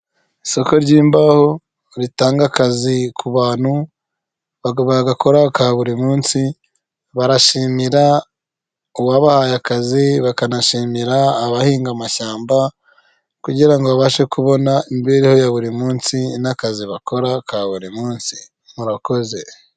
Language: Kinyarwanda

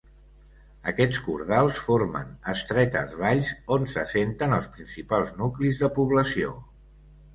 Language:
Catalan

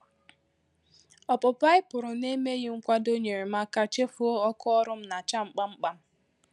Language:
Igbo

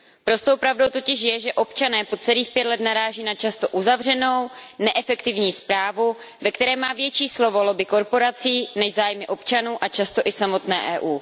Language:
Czech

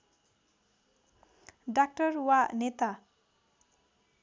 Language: Nepali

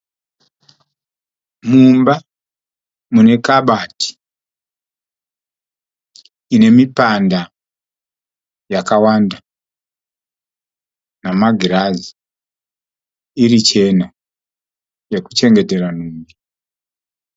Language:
Shona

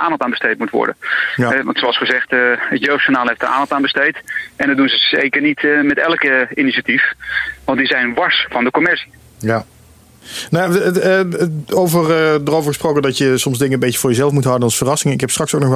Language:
Dutch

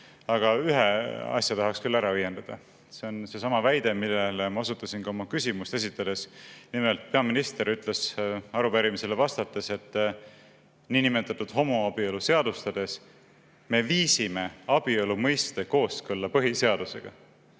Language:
Estonian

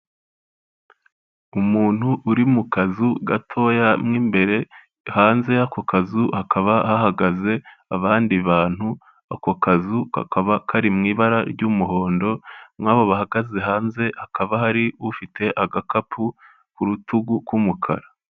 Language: Kinyarwanda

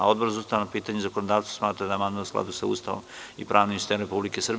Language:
Serbian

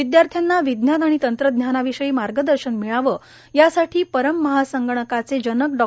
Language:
Marathi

